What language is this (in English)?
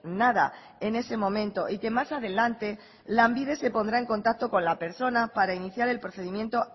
Spanish